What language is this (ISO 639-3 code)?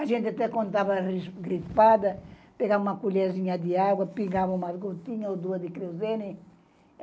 por